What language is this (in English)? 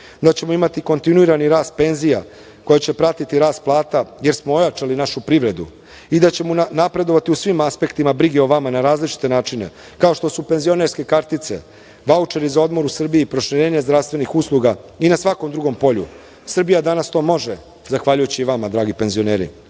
Serbian